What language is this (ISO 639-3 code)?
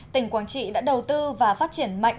vie